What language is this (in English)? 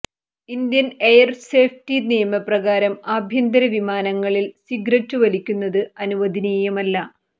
Malayalam